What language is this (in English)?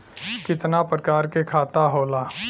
Bhojpuri